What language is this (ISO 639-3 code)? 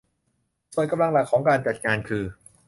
tha